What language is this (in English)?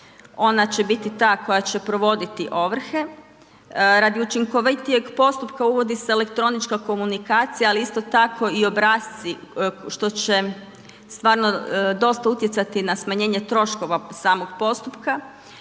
Croatian